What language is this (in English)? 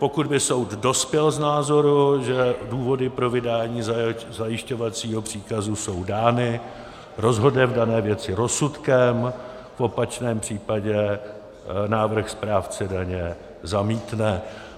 Czech